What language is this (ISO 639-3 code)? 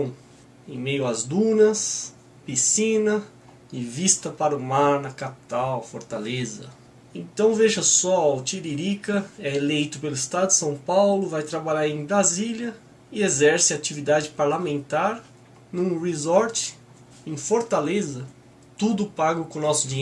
por